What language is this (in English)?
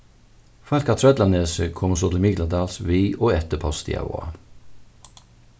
Faroese